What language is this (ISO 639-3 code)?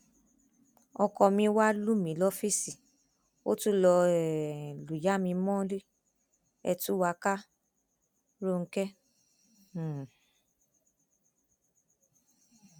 yor